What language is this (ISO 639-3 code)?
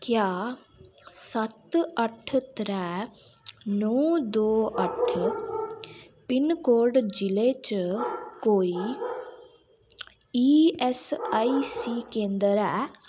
doi